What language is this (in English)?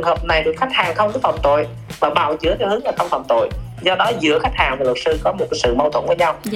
Vietnamese